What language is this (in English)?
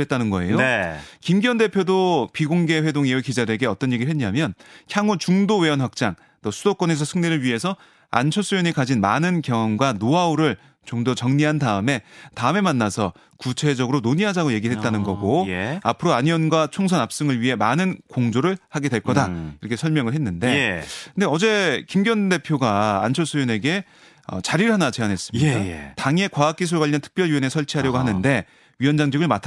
Korean